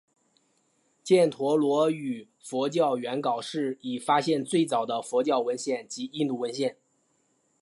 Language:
Chinese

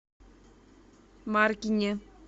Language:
Russian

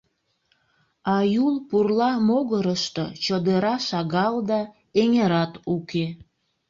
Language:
Mari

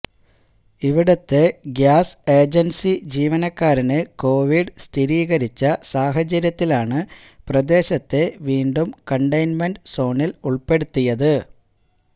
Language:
Malayalam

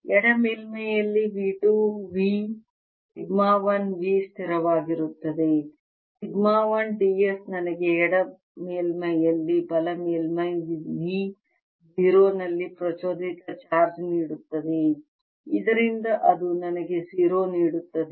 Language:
Kannada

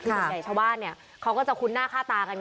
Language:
Thai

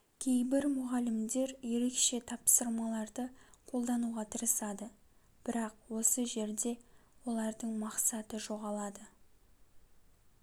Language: Kazakh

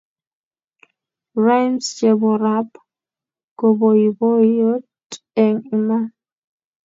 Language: Kalenjin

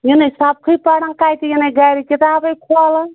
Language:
Kashmiri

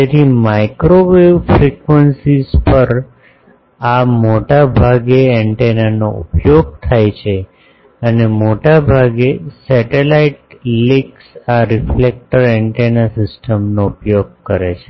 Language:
Gujarati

